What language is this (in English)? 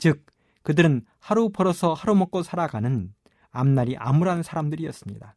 Korean